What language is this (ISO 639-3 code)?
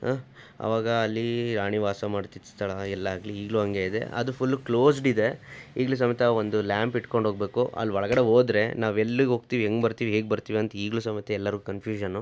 kan